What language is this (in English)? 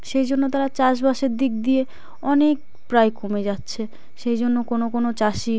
Bangla